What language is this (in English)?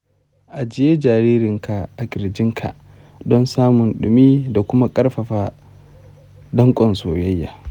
Hausa